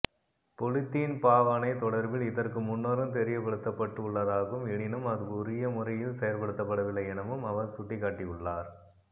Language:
Tamil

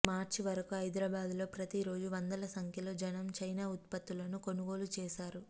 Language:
Telugu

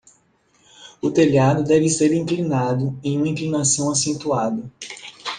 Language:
Portuguese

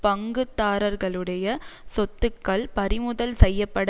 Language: Tamil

